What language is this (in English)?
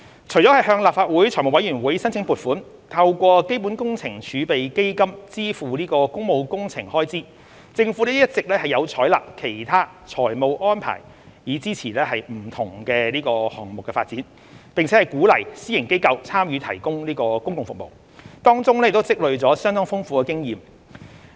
Cantonese